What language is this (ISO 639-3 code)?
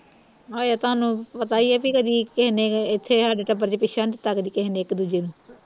pan